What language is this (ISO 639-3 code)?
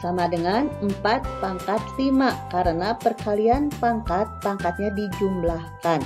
ind